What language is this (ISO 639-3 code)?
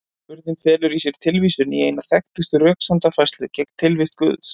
isl